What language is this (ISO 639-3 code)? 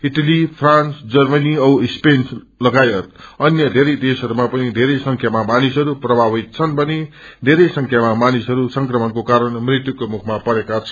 nep